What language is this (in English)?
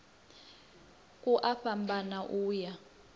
Venda